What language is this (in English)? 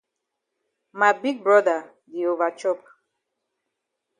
Cameroon Pidgin